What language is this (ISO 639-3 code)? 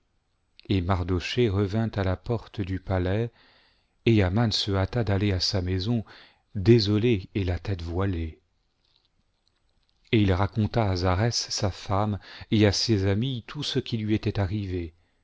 fra